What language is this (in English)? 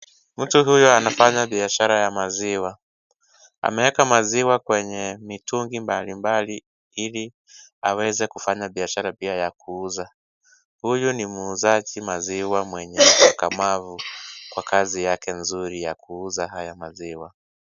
Swahili